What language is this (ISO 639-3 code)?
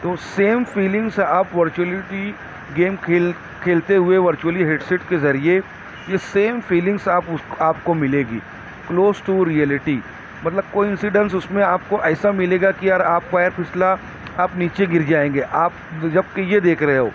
urd